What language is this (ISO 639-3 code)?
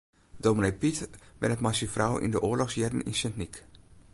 fry